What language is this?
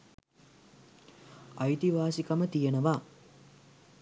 Sinhala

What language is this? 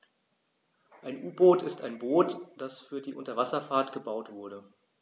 German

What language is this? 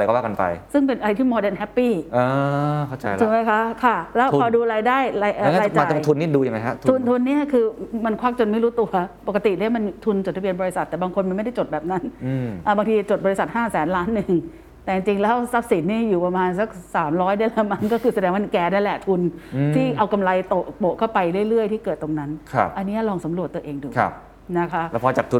Thai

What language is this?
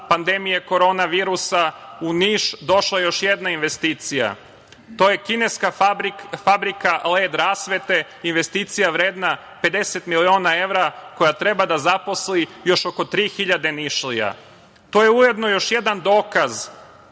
Serbian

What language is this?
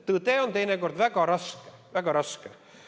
Estonian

